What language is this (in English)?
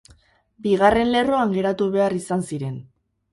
Basque